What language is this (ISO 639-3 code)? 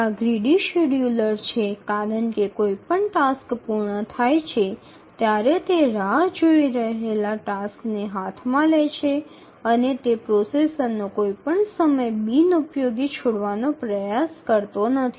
guj